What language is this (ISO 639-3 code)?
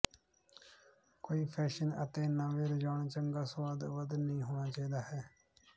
pan